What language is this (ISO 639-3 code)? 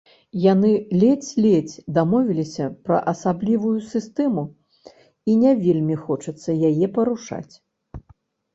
bel